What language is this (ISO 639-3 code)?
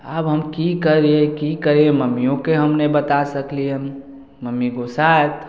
mai